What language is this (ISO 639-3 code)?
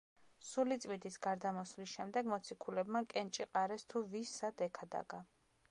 kat